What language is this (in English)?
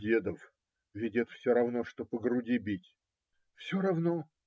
Russian